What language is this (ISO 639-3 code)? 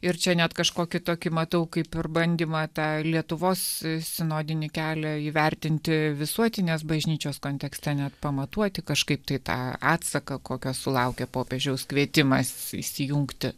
lit